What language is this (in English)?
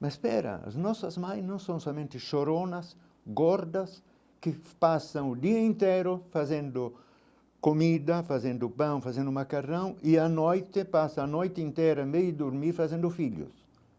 Portuguese